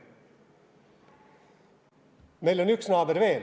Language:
Estonian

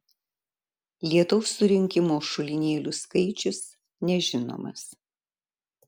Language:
Lithuanian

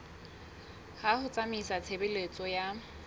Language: Southern Sotho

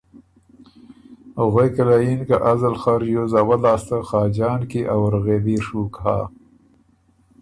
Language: Ormuri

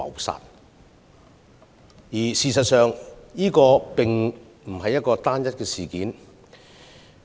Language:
Cantonese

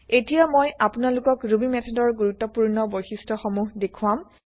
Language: Assamese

